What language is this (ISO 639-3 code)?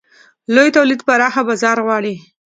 pus